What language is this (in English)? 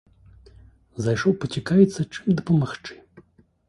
Belarusian